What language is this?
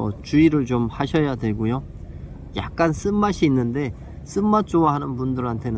Korean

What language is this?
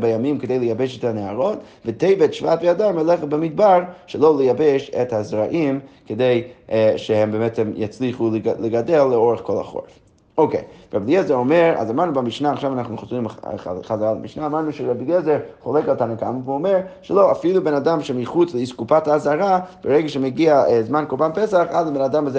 Hebrew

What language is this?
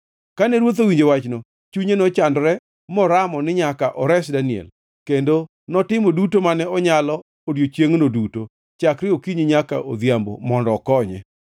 Luo (Kenya and Tanzania)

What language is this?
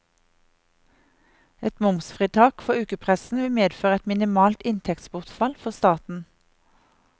Norwegian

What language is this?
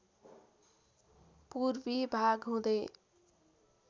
Nepali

